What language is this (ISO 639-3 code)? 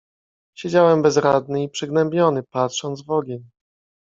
pol